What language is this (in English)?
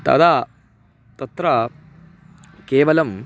Sanskrit